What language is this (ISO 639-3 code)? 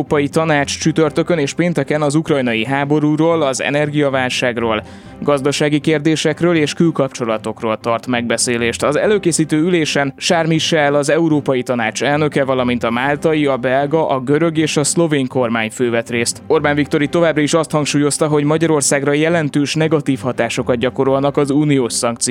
hun